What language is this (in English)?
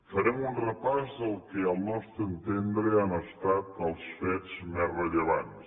Catalan